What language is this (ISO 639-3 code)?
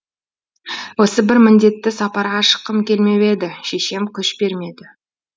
kaz